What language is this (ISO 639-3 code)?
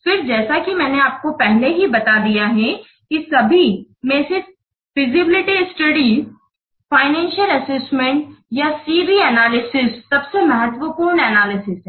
hin